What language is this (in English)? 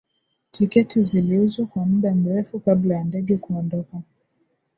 Swahili